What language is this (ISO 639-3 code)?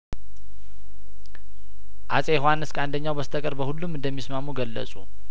amh